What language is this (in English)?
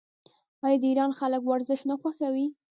Pashto